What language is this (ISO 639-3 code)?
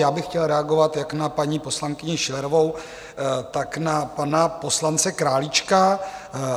ces